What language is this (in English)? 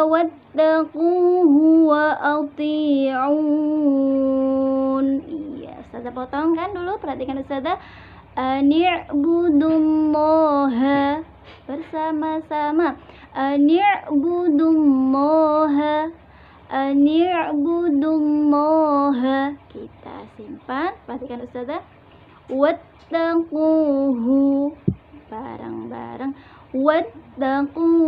Indonesian